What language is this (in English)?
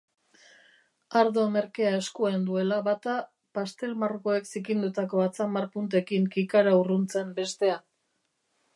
Basque